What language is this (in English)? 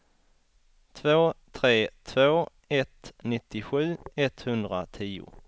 Swedish